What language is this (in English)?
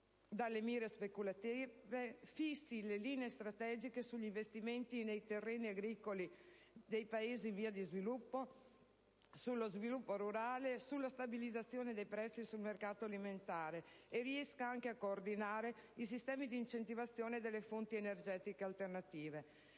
Italian